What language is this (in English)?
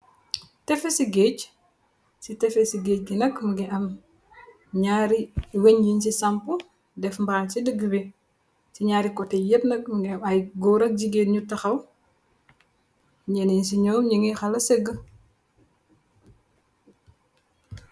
Wolof